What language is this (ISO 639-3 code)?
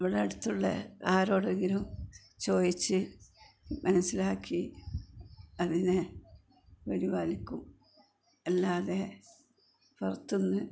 mal